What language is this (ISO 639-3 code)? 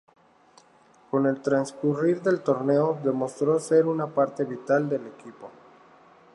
spa